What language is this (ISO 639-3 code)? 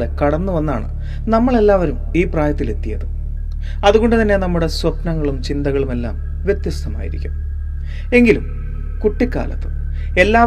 mal